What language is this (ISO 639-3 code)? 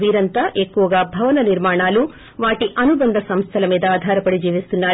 tel